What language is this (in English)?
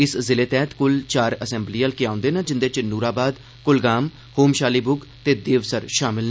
Dogri